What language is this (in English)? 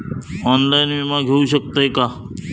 Marathi